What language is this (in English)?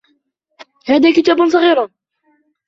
Arabic